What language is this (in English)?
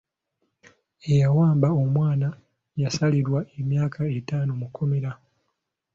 Ganda